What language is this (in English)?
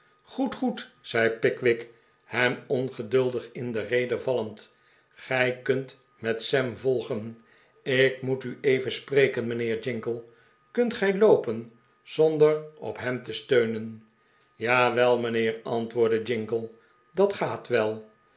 Dutch